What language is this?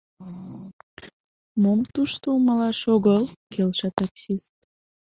Mari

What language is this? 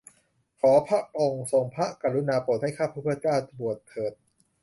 Thai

